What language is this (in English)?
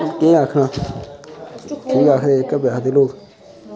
Dogri